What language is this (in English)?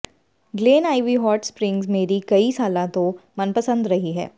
Punjabi